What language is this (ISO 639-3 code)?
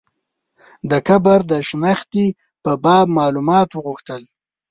pus